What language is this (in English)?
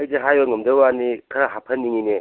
Manipuri